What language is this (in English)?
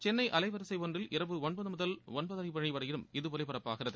Tamil